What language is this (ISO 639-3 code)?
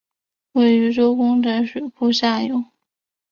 zho